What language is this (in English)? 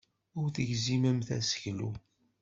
Kabyle